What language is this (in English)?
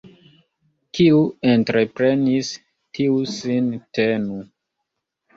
Esperanto